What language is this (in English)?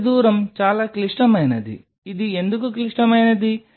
Telugu